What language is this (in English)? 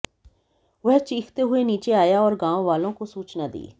Hindi